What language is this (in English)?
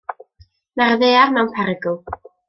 Welsh